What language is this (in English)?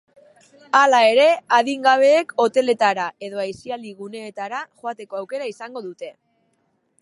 Basque